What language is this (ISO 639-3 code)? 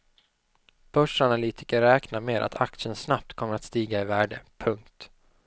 swe